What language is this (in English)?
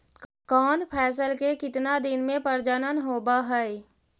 Magahi